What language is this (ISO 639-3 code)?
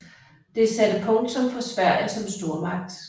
dan